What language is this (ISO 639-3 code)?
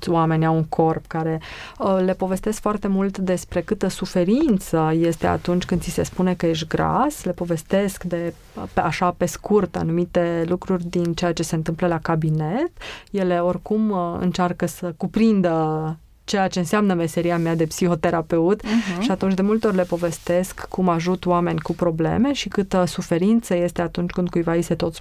ron